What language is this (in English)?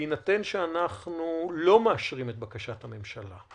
Hebrew